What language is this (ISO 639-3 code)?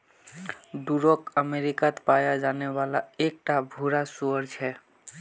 mag